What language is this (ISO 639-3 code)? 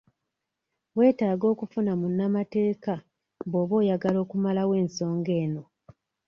lug